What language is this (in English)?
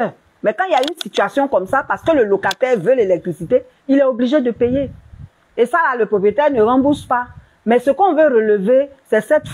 French